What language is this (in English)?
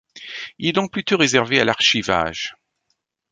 French